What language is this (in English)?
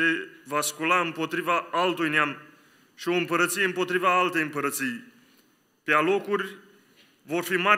Romanian